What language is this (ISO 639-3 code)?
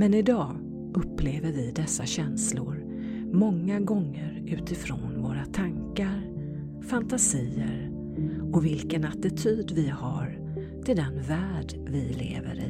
swe